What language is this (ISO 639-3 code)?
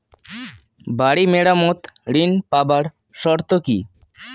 ben